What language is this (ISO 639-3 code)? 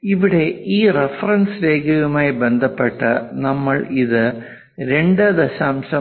mal